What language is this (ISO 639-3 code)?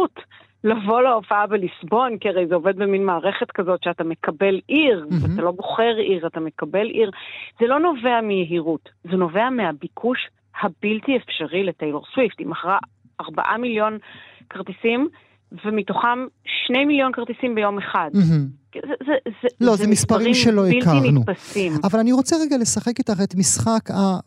heb